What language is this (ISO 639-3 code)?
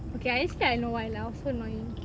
eng